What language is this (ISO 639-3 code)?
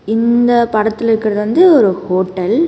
tam